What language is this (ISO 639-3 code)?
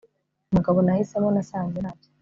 kin